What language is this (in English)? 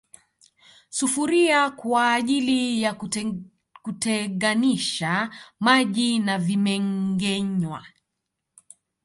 Swahili